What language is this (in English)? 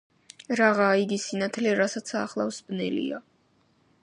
Georgian